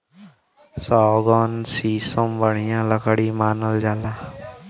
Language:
Bhojpuri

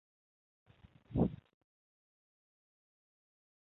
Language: Chinese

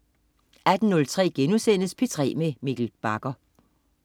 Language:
Danish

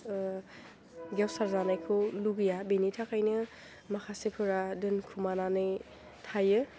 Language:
Bodo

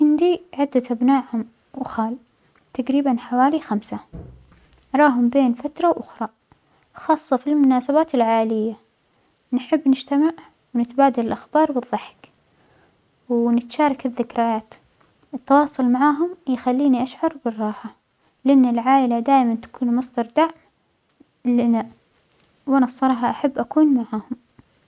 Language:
Omani Arabic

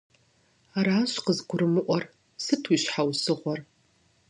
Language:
Kabardian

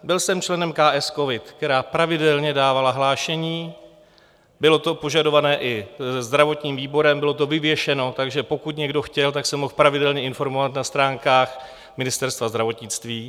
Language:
Czech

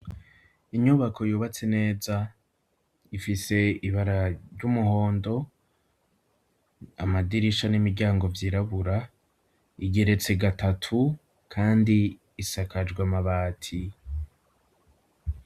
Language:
Rundi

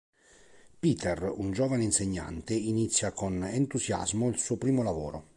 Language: Italian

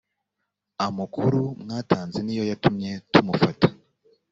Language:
Kinyarwanda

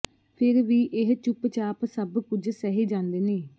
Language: Punjabi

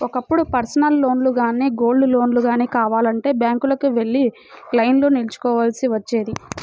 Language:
Telugu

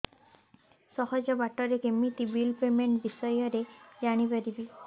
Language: Odia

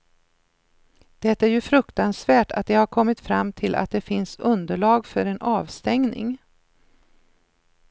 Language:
Swedish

